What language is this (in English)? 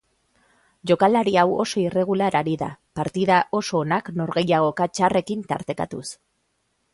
Basque